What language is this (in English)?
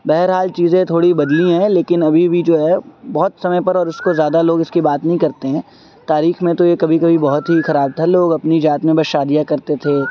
Urdu